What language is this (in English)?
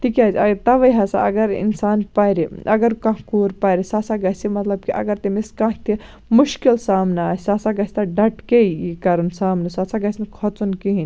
Kashmiri